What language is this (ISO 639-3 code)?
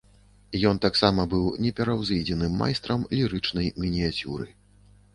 bel